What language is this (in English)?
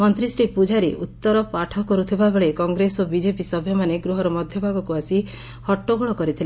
Odia